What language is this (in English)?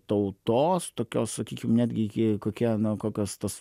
Lithuanian